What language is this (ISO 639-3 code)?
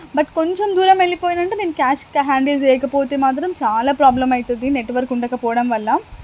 tel